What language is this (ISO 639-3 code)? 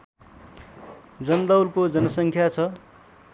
nep